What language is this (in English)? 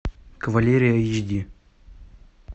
Russian